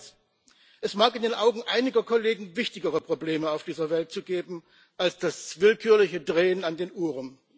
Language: German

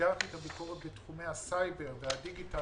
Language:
Hebrew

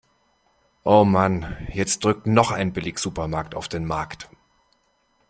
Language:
German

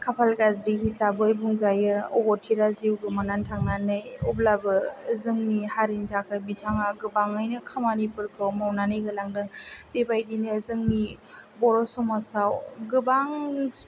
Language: Bodo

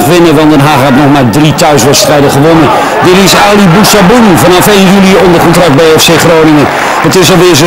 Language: Dutch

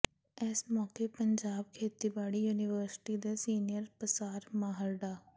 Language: Punjabi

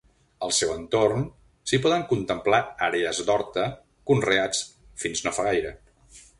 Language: Catalan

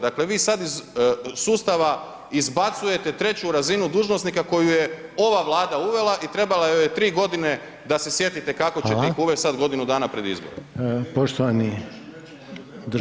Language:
Croatian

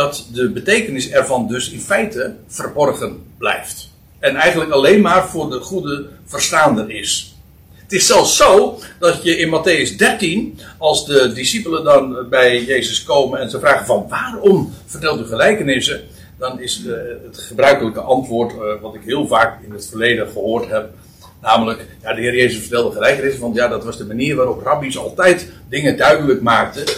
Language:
Dutch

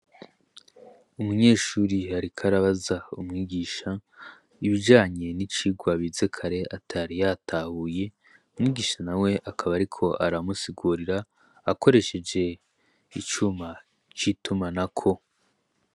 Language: Rundi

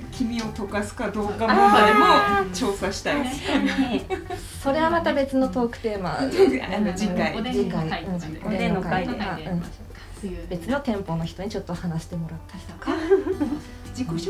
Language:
Japanese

